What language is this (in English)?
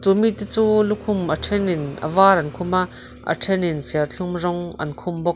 Mizo